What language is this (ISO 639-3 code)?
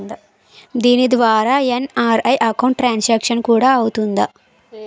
tel